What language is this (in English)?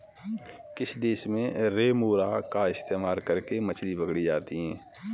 Hindi